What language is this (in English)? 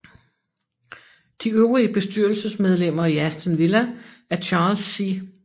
Danish